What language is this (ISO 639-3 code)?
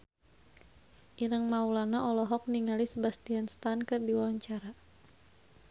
sun